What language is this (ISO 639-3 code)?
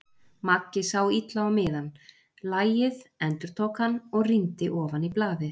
isl